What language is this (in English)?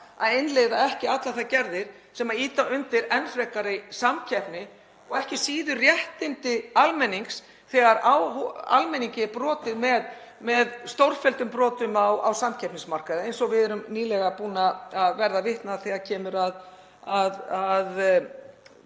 Icelandic